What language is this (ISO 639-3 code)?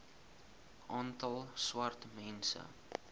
afr